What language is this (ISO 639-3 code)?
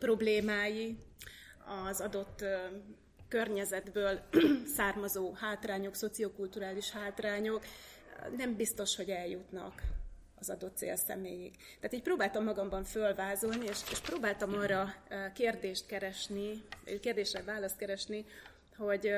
hun